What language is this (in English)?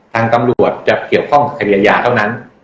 Thai